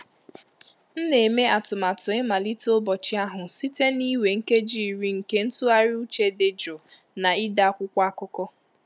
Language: Igbo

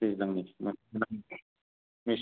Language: Bodo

